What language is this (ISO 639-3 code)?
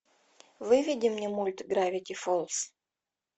rus